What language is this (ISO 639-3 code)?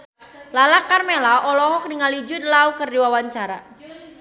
sun